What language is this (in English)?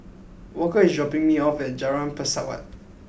English